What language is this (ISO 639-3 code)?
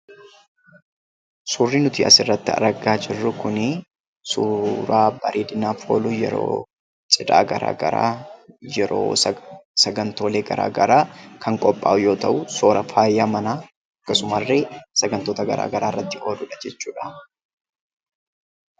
orm